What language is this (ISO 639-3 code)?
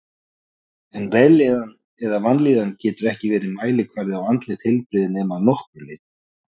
isl